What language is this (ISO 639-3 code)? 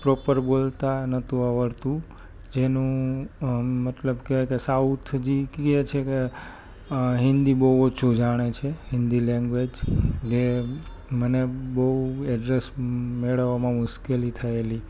guj